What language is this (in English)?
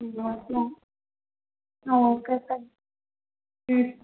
Telugu